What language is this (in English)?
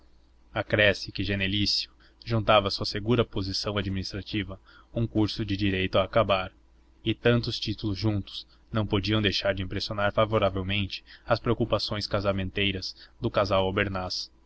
Portuguese